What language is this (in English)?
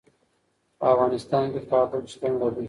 Pashto